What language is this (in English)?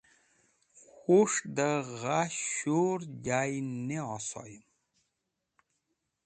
Wakhi